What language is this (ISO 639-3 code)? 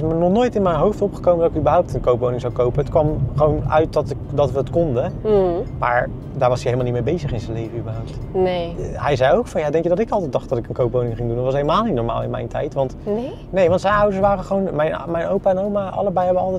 nld